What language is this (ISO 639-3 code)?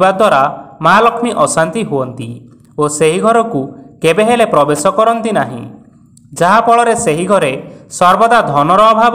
hin